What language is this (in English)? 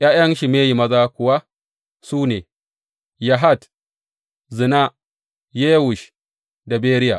Hausa